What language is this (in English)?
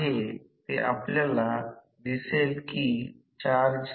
Marathi